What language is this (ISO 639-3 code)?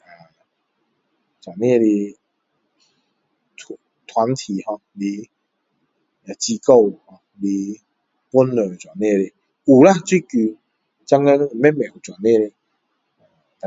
cdo